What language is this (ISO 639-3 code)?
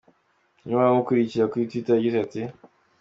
kin